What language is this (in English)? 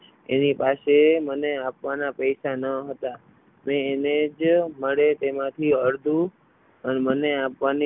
Gujarati